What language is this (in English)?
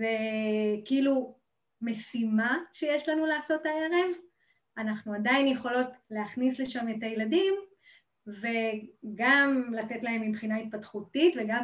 Hebrew